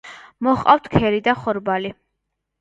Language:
Georgian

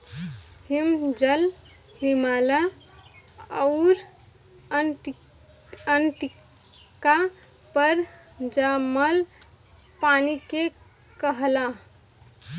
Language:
Bhojpuri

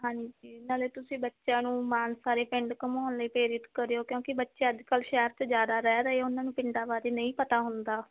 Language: Punjabi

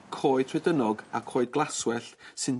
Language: Welsh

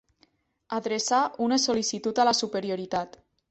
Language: Catalan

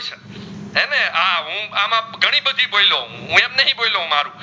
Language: Gujarati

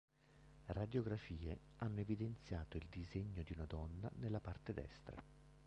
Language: Italian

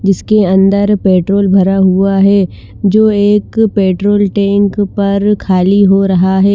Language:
Hindi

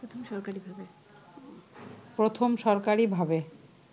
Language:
Bangla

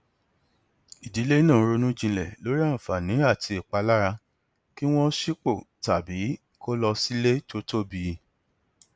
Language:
Yoruba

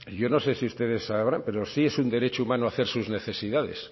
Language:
Spanish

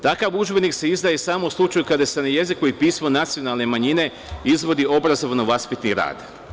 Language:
Serbian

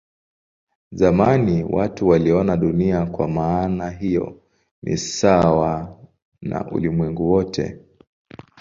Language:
Swahili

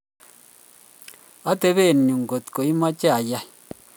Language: Kalenjin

